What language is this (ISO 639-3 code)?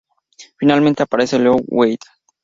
spa